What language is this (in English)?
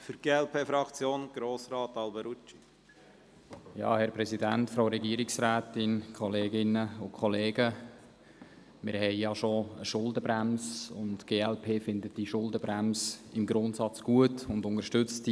Swiss German